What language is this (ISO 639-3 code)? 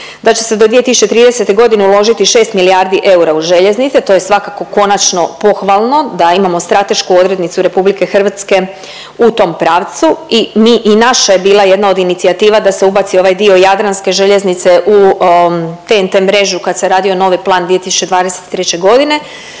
hrv